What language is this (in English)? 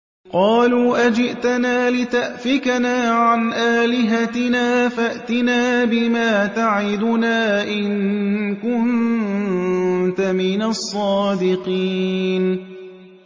Arabic